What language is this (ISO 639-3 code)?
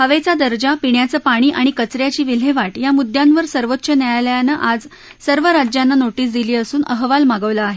mar